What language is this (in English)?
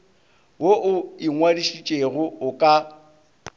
Northern Sotho